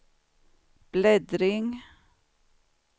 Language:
Swedish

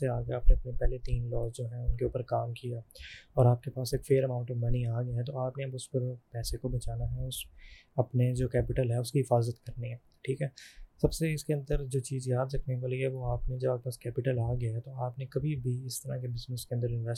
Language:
Urdu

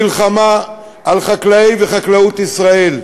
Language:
Hebrew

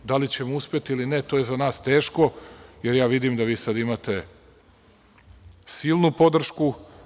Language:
Serbian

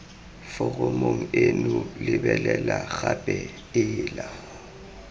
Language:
Tswana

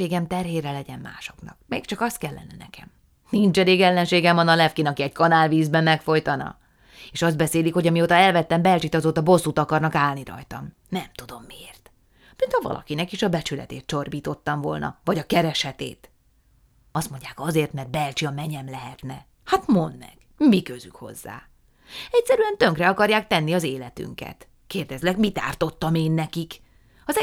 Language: Hungarian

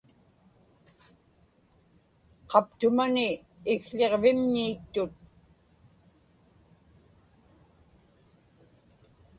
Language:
Inupiaq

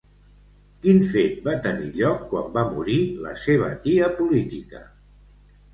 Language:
Catalan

